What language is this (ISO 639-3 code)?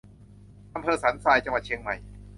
tha